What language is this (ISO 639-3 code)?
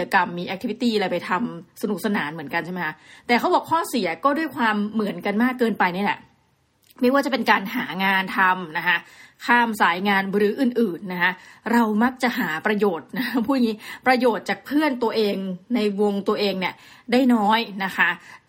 tha